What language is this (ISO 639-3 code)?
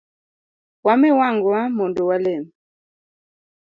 luo